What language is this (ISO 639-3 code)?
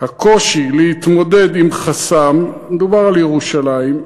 heb